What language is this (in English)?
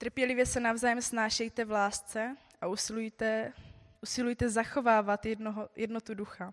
Czech